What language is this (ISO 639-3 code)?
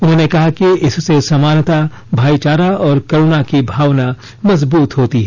hin